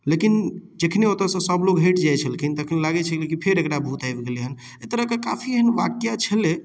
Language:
Maithili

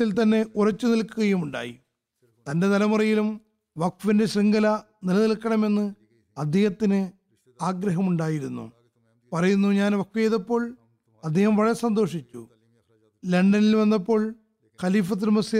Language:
Malayalam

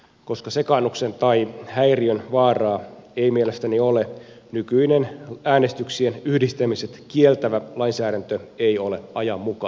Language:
Finnish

